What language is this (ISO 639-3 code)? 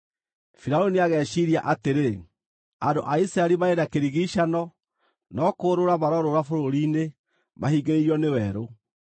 kik